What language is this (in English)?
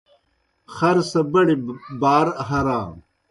Kohistani Shina